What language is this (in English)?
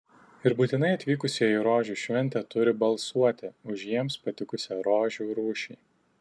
Lithuanian